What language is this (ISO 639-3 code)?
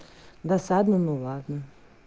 rus